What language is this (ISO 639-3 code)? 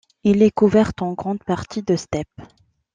fra